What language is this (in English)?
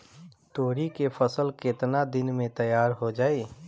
Bhojpuri